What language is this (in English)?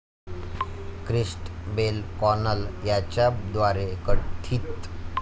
Marathi